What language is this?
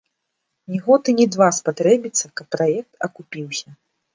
Belarusian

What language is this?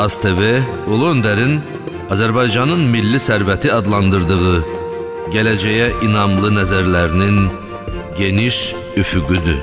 Turkish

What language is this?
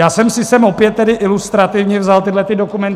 Czech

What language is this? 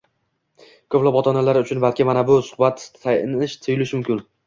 Uzbek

